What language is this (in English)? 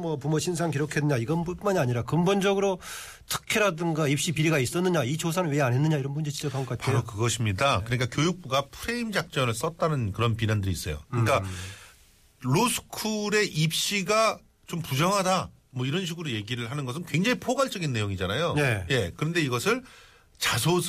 Korean